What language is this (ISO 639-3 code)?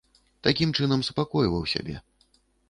bel